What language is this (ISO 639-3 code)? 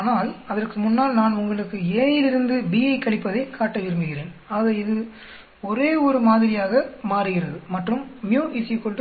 tam